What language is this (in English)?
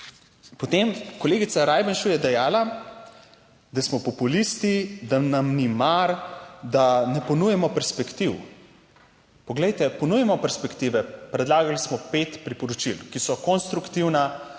Slovenian